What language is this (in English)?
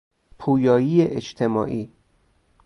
Persian